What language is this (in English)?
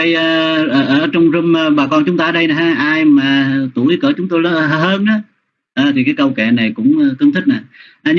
Vietnamese